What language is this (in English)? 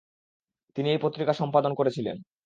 Bangla